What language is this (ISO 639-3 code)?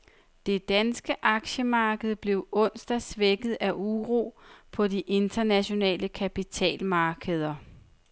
dan